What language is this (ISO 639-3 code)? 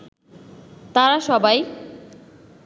ben